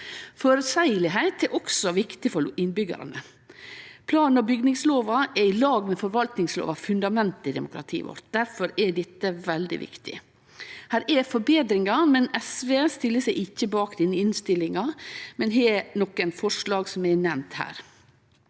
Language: Norwegian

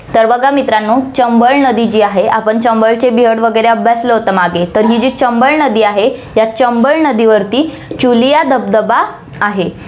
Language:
Marathi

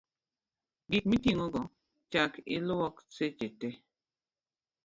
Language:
Luo (Kenya and Tanzania)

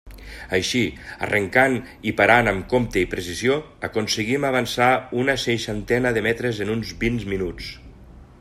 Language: Catalan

